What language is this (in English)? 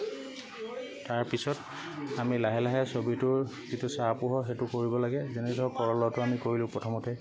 Assamese